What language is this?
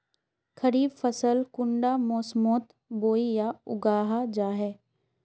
Magahi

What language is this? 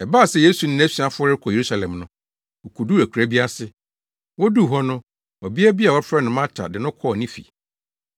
Akan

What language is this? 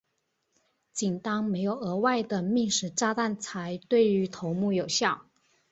Chinese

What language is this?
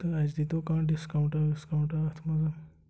Kashmiri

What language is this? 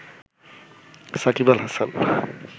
Bangla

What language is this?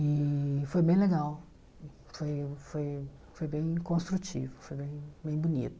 Portuguese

